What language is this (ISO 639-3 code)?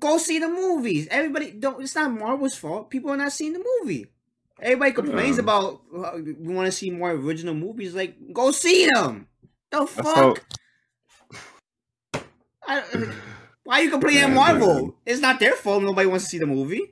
eng